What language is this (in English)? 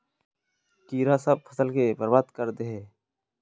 Magahi